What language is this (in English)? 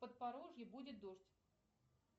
Russian